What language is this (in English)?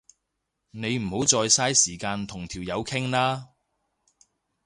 Cantonese